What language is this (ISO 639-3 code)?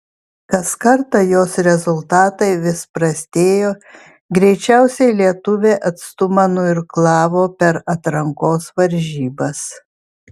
lit